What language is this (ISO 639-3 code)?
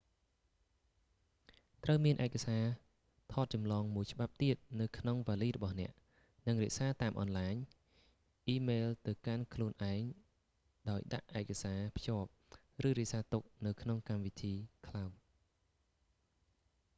khm